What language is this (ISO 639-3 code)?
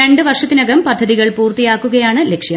mal